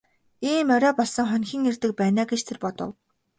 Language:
Mongolian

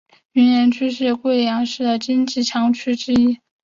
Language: Chinese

